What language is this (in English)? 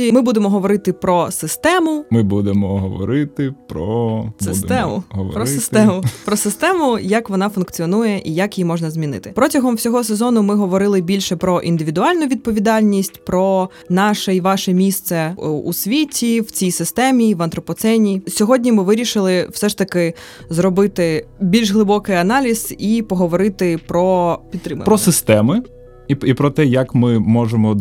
Ukrainian